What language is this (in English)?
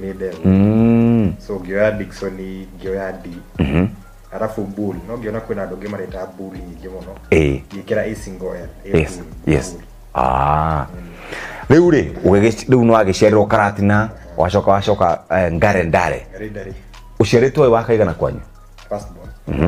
Swahili